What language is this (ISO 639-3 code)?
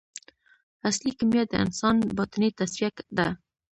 pus